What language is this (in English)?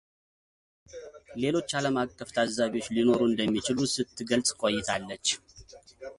Amharic